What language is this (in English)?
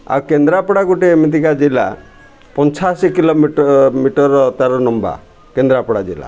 Odia